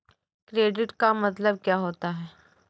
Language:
Hindi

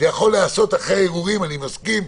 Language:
Hebrew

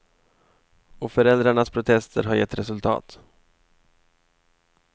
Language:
Swedish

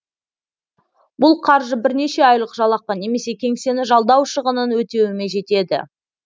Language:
Kazakh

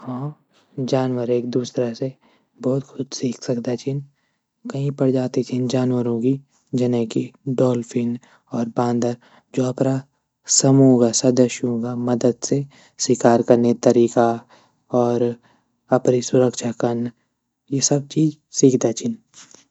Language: Garhwali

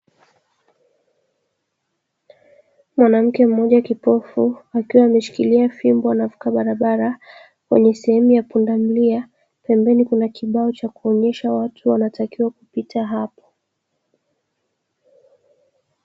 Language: Swahili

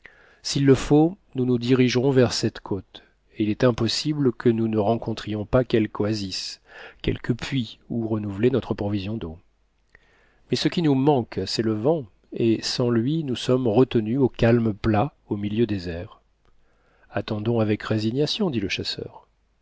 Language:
French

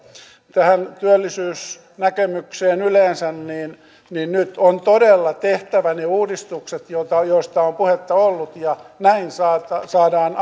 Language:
Finnish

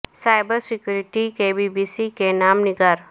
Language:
Urdu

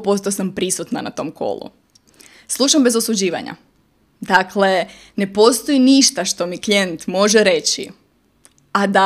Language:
Croatian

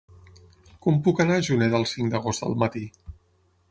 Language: Catalan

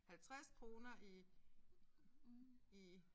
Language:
Danish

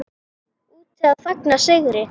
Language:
Icelandic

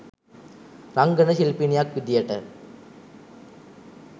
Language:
Sinhala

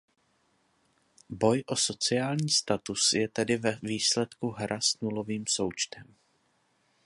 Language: Czech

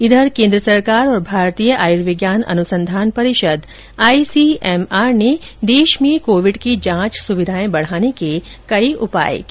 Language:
Hindi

